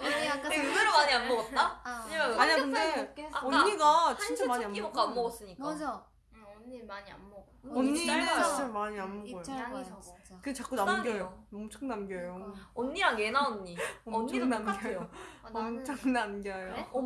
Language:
Korean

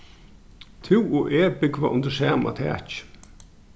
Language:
Faroese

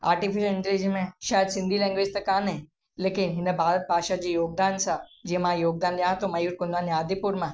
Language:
Sindhi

